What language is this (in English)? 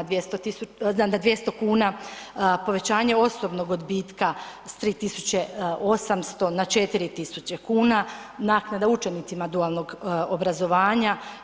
Croatian